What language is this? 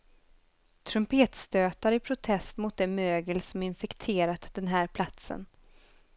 Swedish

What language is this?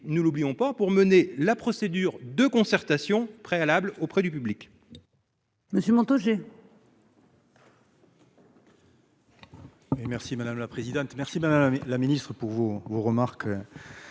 French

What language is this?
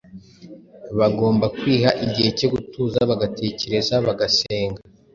Kinyarwanda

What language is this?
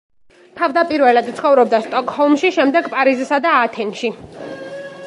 Georgian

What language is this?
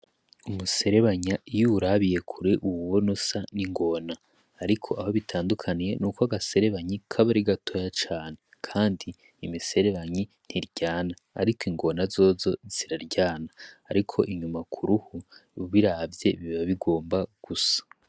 Rundi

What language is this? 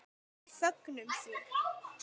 Icelandic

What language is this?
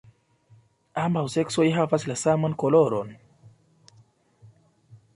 Esperanto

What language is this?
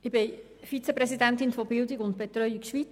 Swiss German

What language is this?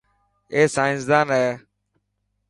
Dhatki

